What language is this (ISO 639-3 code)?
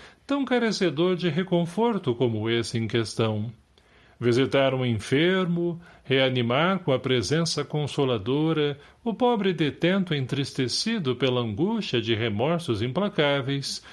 por